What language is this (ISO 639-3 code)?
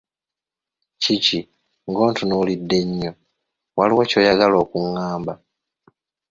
lug